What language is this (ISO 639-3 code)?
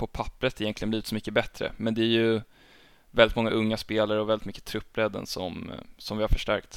swe